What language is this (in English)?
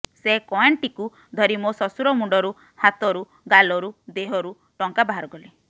Odia